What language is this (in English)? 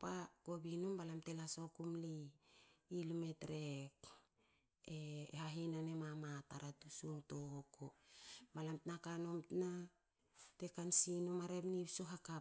Hakö